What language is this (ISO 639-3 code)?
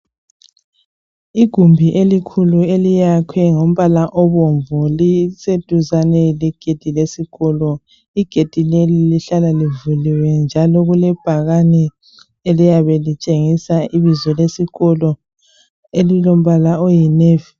nde